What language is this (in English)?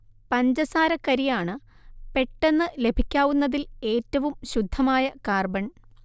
Malayalam